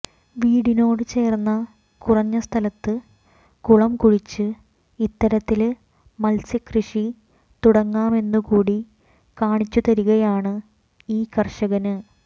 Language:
Malayalam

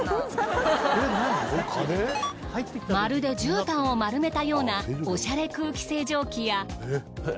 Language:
Japanese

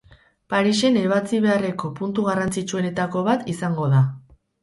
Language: Basque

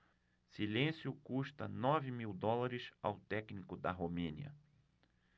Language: Portuguese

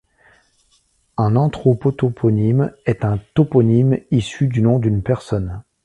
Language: French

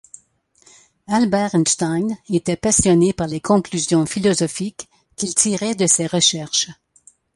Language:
French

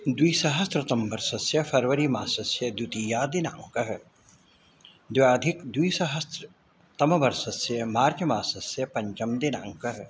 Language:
Sanskrit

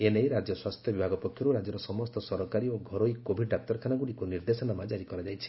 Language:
Odia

